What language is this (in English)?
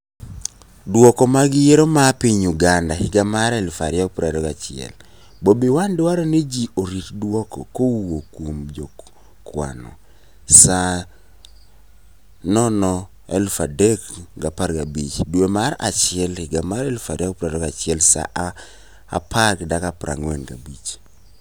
Luo (Kenya and Tanzania)